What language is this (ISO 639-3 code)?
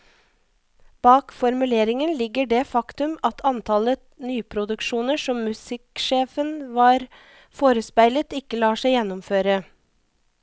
nor